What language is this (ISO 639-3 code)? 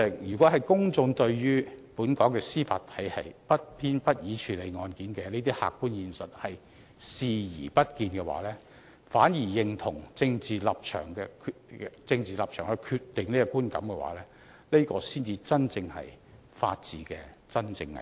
yue